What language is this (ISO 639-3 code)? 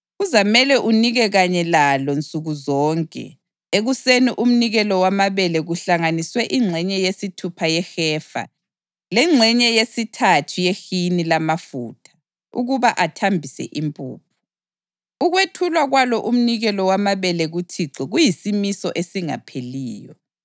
nde